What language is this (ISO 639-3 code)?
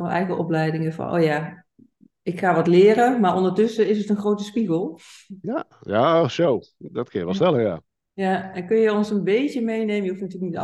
nld